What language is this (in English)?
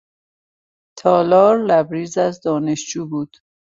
Persian